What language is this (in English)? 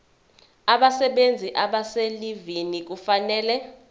Zulu